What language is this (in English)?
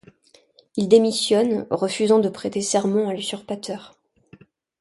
French